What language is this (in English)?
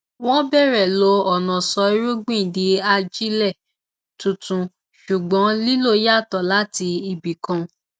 Yoruba